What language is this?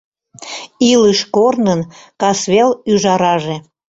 Mari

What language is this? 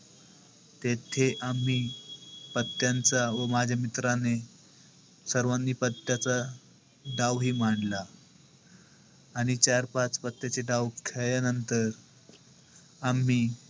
Marathi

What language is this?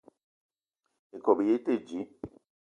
Eton (Cameroon)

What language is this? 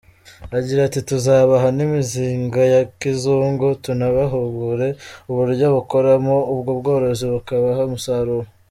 Kinyarwanda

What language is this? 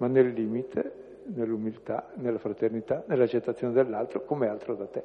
Italian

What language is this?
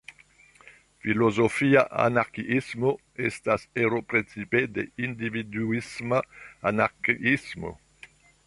Esperanto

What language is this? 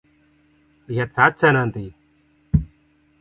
Indonesian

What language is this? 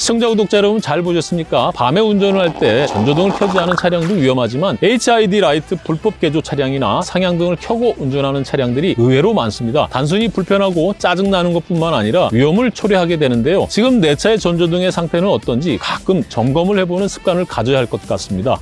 Korean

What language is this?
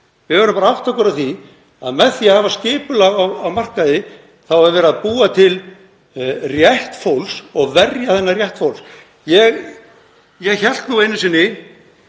Icelandic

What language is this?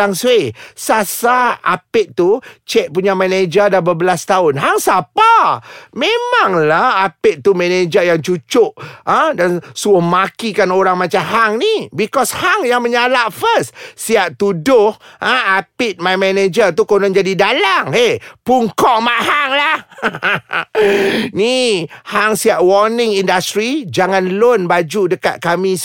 Malay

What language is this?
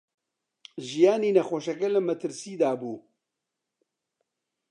Central Kurdish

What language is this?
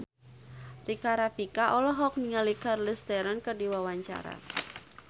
Sundanese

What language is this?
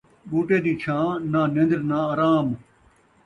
Saraiki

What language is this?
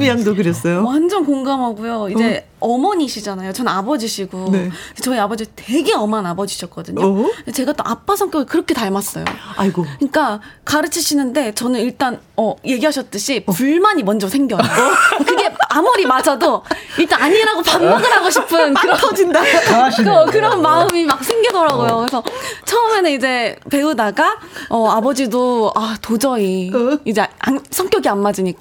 Korean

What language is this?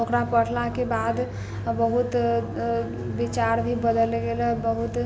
Maithili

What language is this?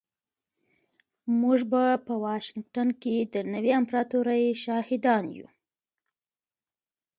Pashto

